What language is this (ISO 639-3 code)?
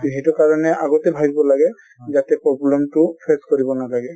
asm